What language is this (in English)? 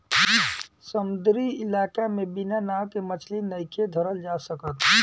Bhojpuri